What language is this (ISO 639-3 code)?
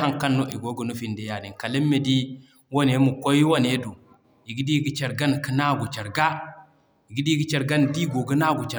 dje